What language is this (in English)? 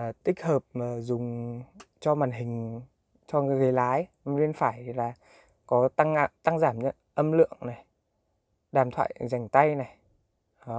Vietnamese